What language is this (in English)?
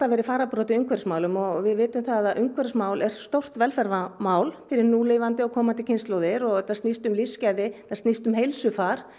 Icelandic